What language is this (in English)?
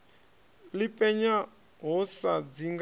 Venda